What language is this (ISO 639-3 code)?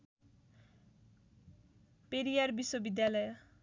nep